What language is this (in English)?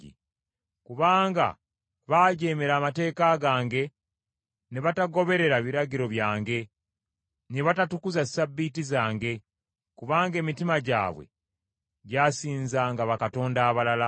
Ganda